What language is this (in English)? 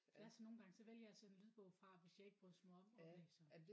Danish